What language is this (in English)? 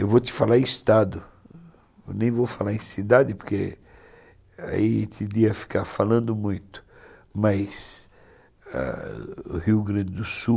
Portuguese